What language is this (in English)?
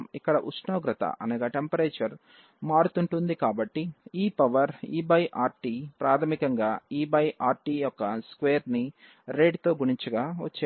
Telugu